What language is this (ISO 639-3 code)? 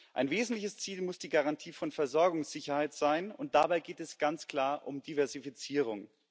deu